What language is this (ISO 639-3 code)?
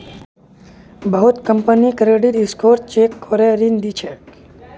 mag